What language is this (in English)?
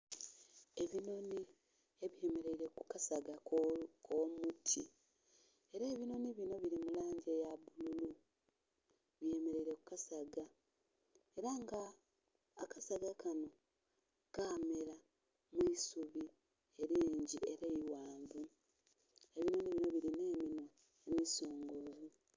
Soga